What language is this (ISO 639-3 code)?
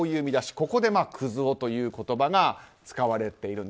jpn